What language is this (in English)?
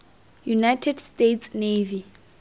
Tswana